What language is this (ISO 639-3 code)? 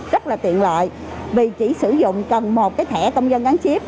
vie